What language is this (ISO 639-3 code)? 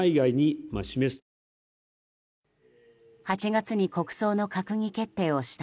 jpn